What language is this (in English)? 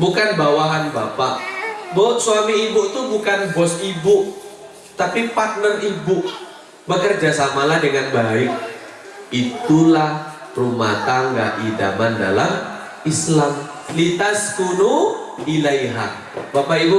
Indonesian